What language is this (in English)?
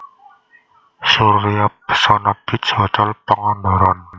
Javanese